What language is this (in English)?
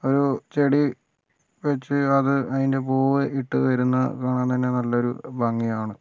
Malayalam